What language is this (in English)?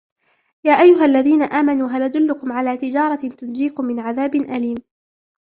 Arabic